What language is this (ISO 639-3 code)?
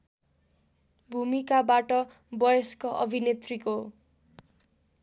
nep